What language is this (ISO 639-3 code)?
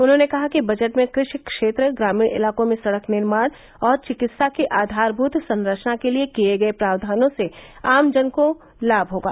hin